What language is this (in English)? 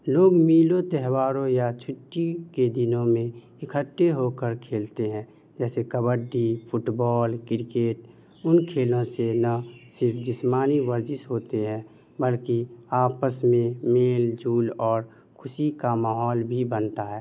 Urdu